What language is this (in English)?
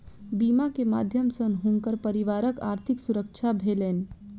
Maithili